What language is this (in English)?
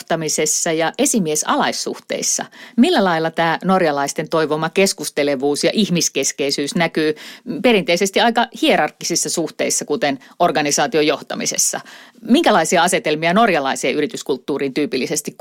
Finnish